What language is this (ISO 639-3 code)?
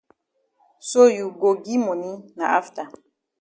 wes